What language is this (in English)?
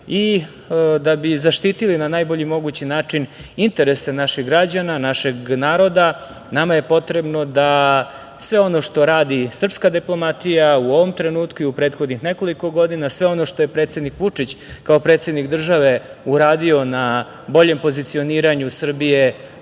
Serbian